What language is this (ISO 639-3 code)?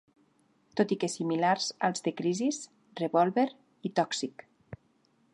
cat